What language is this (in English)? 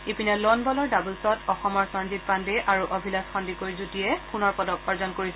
Assamese